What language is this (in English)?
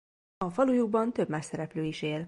Hungarian